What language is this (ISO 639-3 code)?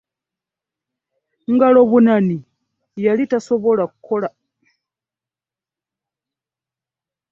lug